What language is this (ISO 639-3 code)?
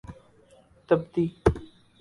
urd